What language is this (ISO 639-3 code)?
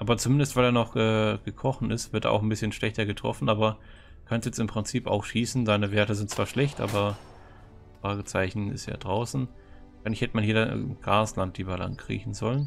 deu